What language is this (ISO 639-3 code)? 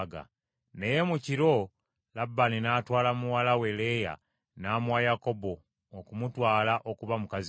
lug